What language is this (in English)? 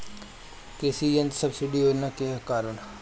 Bhojpuri